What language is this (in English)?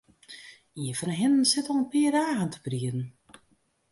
Western Frisian